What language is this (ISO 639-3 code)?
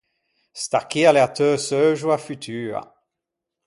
lij